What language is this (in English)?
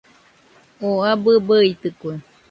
Nüpode Huitoto